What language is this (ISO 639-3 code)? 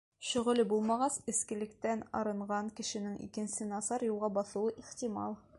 bak